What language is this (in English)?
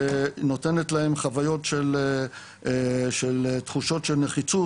Hebrew